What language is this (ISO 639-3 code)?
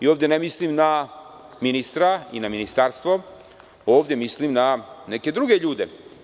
srp